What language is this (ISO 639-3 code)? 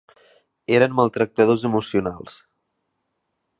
cat